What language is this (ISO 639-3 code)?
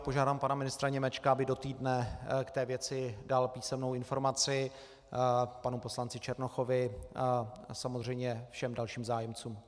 ces